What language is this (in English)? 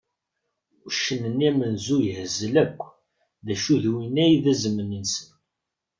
Kabyle